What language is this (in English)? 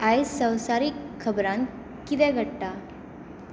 Konkani